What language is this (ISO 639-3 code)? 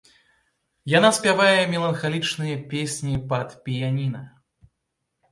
bel